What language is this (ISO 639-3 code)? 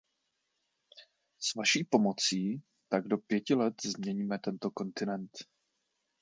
ces